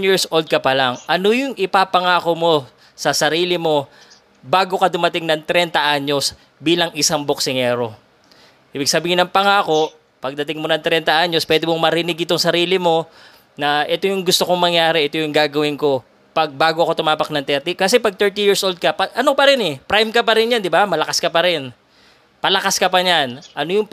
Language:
Filipino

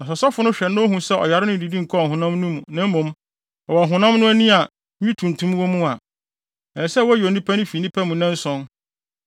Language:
Akan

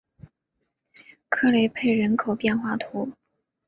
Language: Chinese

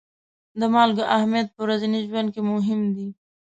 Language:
Pashto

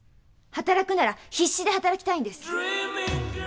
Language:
Japanese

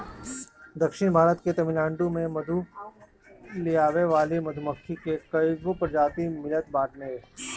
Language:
Bhojpuri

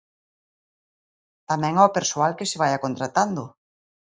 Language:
Galician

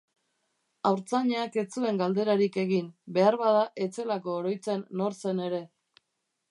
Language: Basque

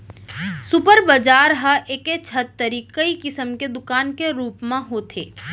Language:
Chhattisgarhi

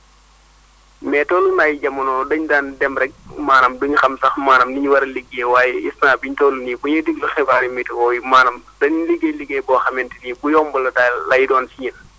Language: Wolof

